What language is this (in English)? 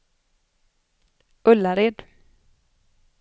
Swedish